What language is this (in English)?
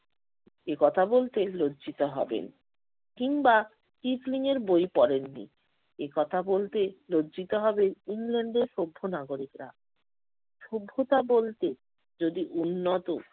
Bangla